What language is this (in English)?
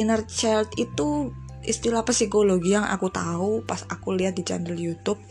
Indonesian